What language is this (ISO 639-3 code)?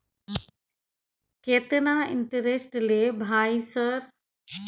mai